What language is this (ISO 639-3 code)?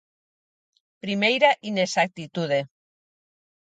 glg